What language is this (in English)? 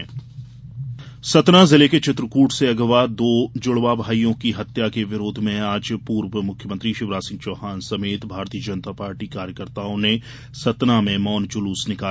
Hindi